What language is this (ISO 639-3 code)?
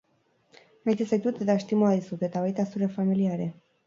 eus